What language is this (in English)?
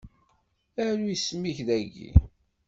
Kabyle